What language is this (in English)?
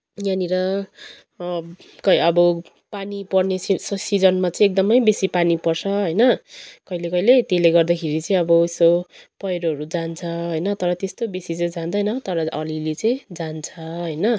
Nepali